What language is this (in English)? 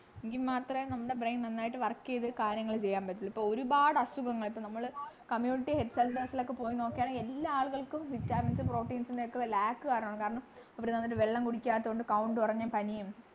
Malayalam